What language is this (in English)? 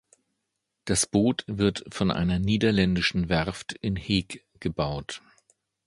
German